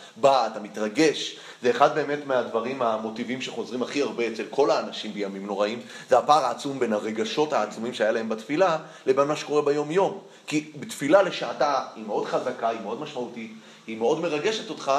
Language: Hebrew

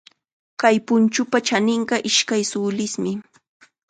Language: Chiquián Ancash Quechua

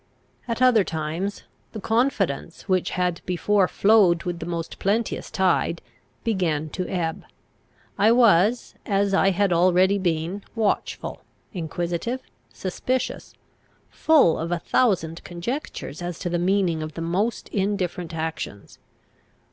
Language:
English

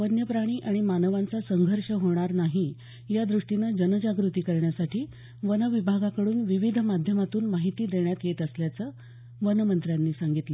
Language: Marathi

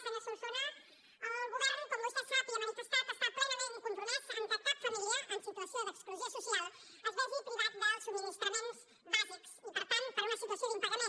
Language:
Catalan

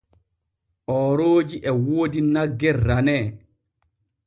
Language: Borgu Fulfulde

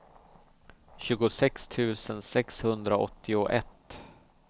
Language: Swedish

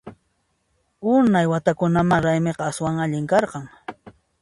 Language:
Puno Quechua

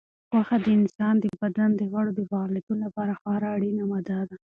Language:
Pashto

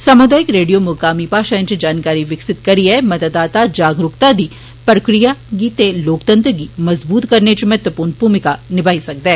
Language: Dogri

